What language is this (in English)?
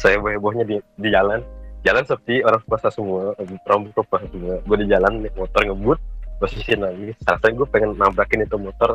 Indonesian